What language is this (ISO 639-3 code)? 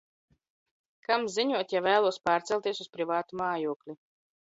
lav